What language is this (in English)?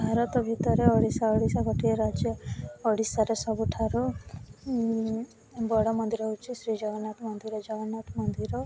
Odia